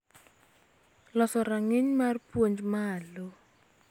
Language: Luo (Kenya and Tanzania)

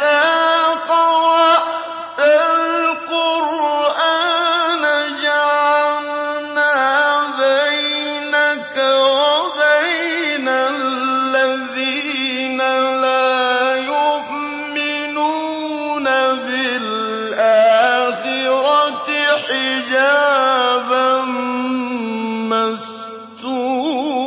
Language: Arabic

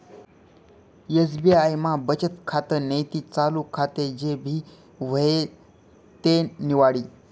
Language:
Marathi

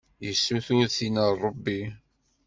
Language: Kabyle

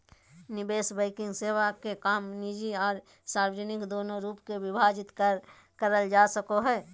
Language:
Magahi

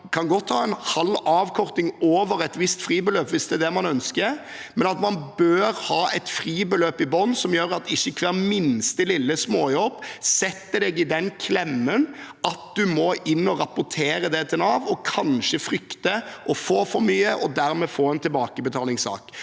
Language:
Norwegian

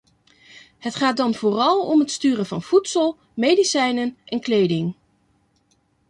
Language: Dutch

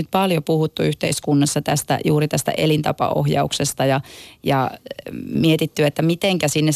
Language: Finnish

